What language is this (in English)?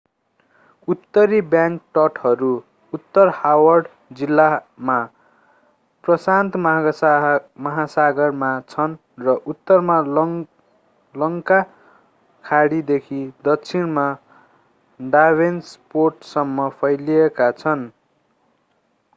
Nepali